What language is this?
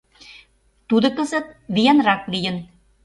Mari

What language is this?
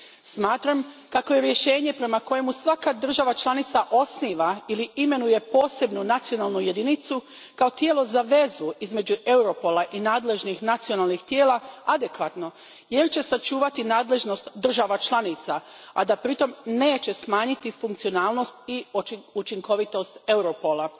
Croatian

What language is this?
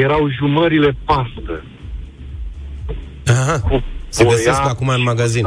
Romanian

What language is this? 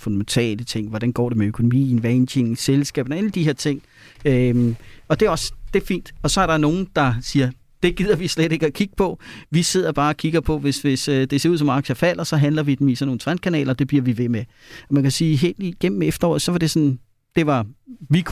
Danish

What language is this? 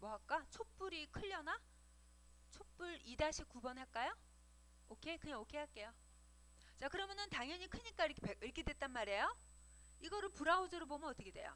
Korean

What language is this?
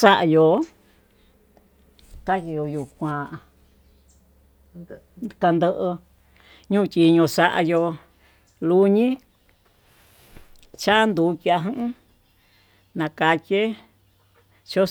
Tututepec Mixtec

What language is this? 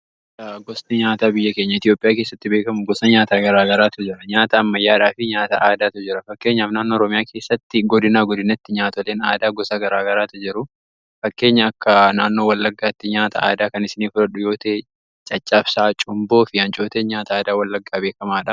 Oromo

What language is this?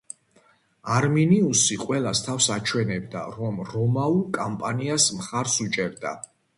Georgian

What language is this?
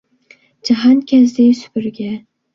Uyghur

